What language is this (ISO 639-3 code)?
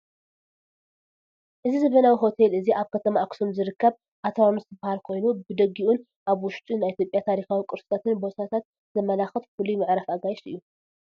tir